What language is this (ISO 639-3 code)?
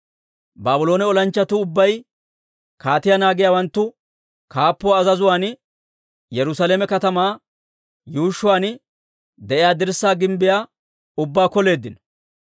dwr